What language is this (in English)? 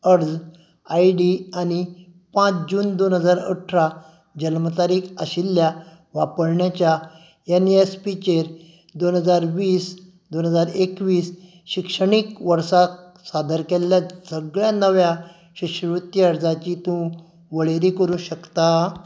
Konkani